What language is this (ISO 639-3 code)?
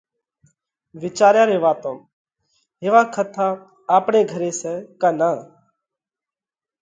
kvx